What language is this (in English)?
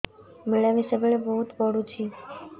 Odia